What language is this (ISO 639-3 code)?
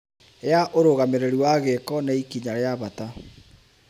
kik